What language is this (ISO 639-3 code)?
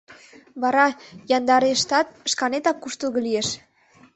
chm